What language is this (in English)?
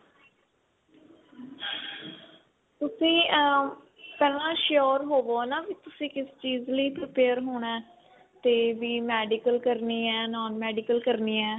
Punjabi